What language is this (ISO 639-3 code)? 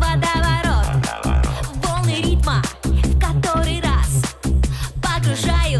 rus